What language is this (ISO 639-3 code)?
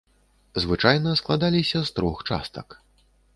bel